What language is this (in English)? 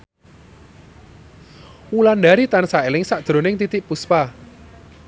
Javanese